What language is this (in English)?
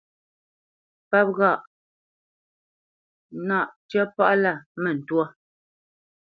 Bamenyam